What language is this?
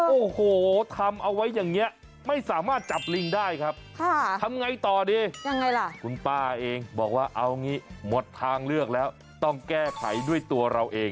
Thai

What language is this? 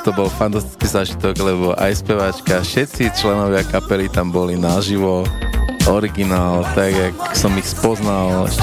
Slovak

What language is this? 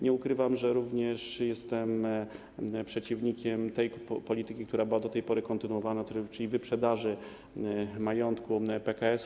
Polish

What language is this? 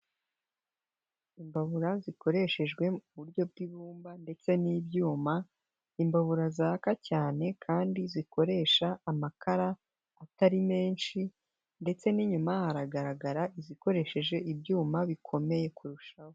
Kinyarwanda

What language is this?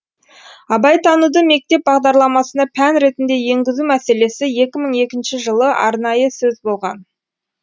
Kazakh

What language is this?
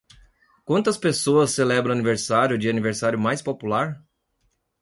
Portuguese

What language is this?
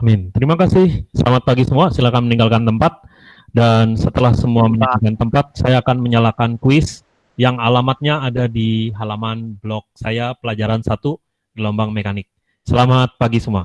Indonesian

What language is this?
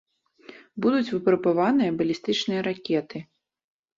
Belarusian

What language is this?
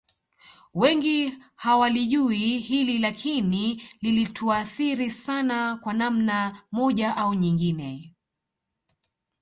Swahili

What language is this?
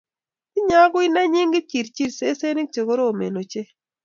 Kalenjin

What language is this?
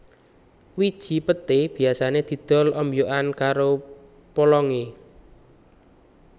Javanese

